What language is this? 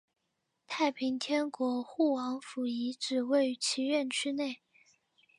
Chinese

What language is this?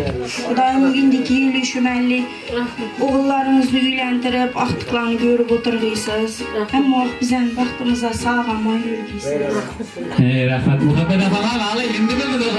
Turkish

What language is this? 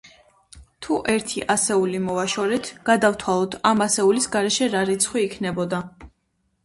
Georgian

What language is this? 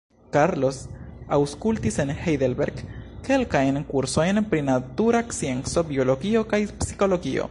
Esperanto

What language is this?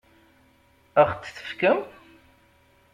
Kabyle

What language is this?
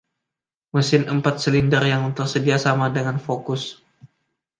Indonesian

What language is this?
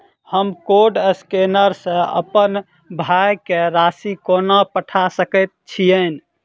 Maithili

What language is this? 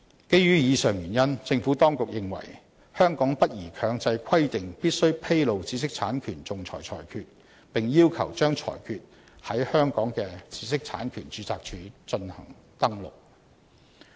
Cantonese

